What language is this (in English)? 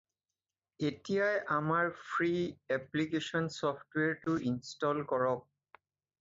Assamese